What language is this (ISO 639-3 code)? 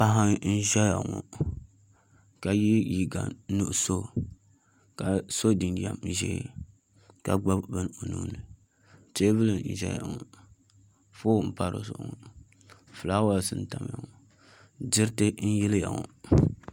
dag